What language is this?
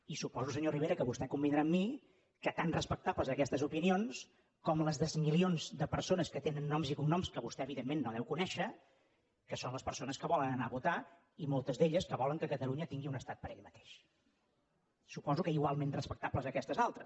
Catalan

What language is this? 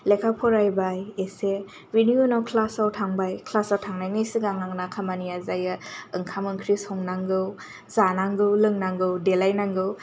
Bodo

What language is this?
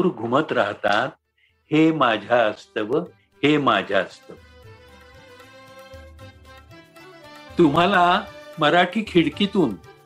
Marathi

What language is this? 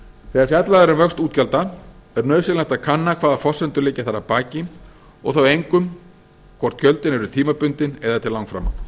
Icelandic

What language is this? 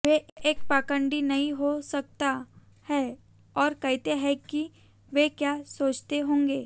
Hindi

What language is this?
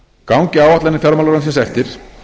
Icelandic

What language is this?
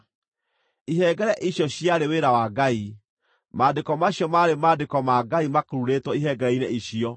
Kikuyu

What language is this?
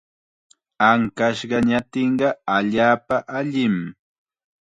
Chiquián Ancash Quechua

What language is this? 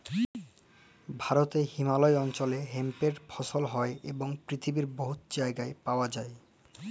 Bangla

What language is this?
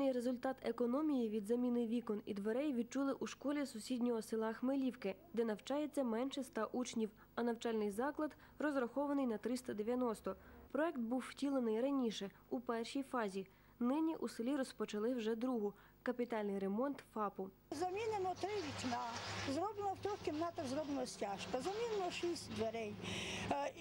Ukrainian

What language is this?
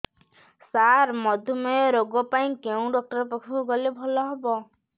Odia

